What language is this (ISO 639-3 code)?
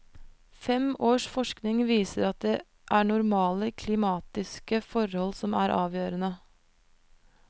nor